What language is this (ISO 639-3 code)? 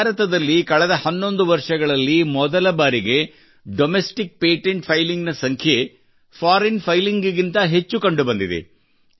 kan